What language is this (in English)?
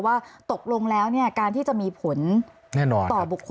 Thai